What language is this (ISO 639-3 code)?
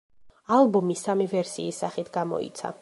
kat